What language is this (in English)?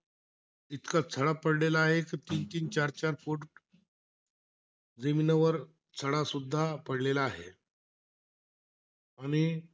Marathi